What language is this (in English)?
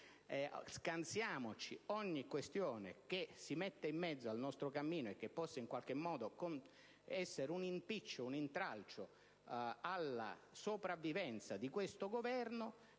Italian